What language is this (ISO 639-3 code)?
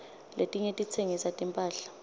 ssw